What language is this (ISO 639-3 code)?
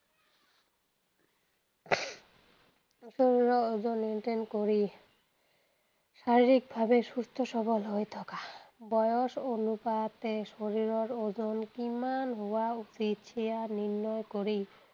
asm